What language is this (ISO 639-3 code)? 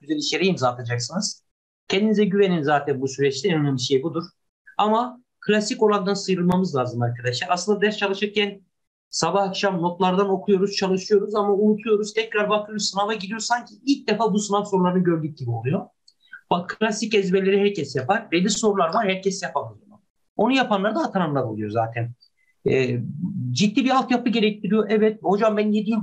tur